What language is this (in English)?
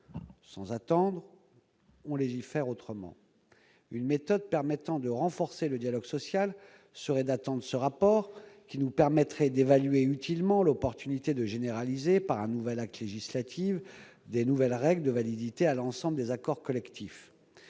French